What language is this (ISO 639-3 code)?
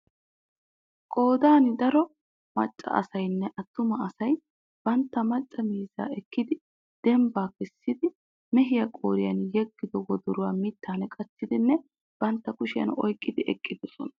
wal